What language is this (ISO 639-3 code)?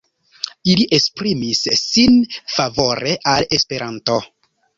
epo